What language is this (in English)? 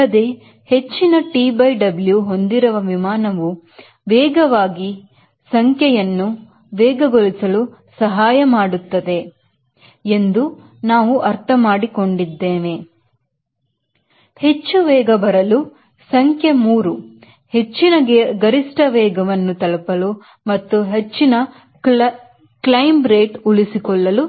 Kannada